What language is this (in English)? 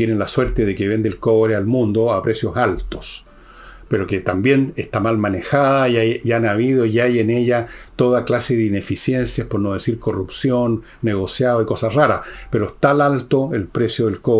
Spanish